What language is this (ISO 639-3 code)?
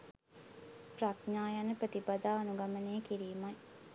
sin